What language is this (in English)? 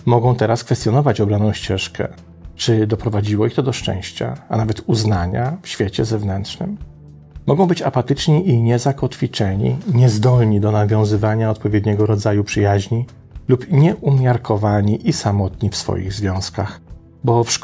Polish